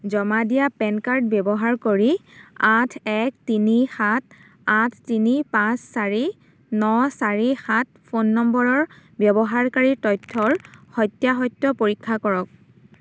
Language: Assamese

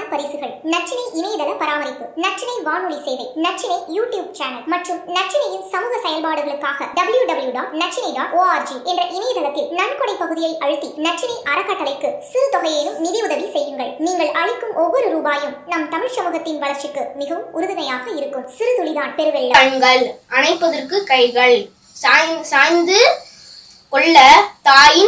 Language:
Russian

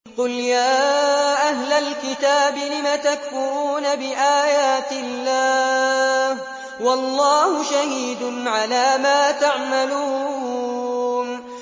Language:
Arabic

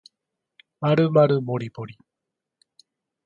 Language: Japanese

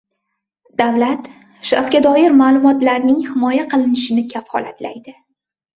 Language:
Uzbek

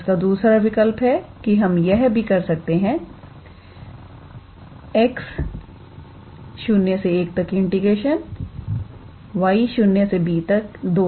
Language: Hindi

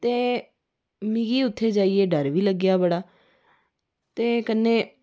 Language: Dogri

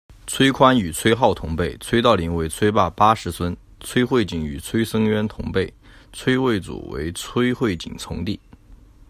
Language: Chinese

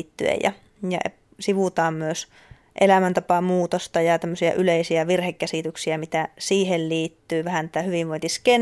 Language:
Finnish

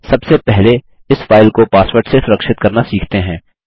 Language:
Hindi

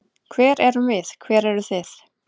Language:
Icelandic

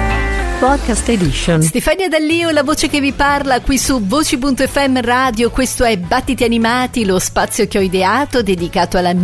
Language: Italian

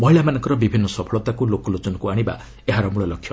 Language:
Odia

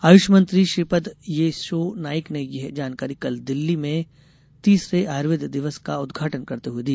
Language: Hindi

